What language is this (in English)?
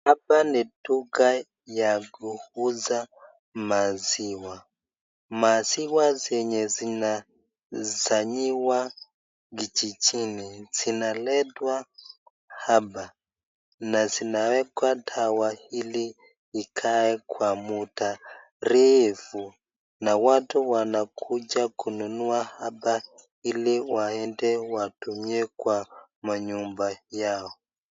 Swahili